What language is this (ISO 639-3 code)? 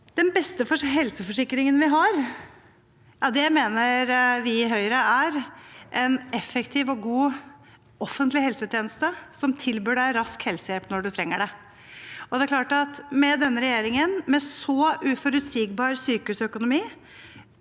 nor